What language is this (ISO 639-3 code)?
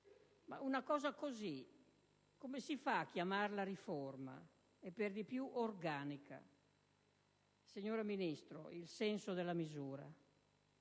ita